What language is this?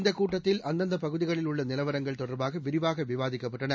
Tamil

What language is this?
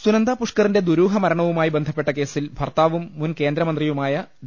Malayalam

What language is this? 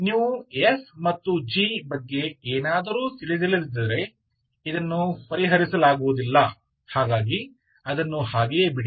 Kannada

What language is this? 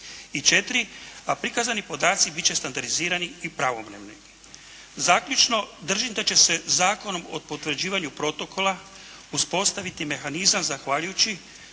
Croatian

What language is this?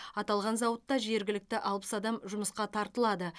Kazakh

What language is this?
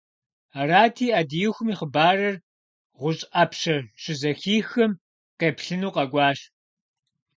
Kabardian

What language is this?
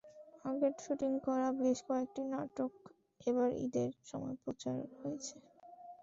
Bangla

